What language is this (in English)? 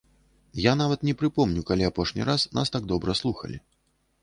Belarusian